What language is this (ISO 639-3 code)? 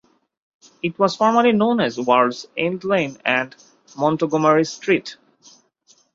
eng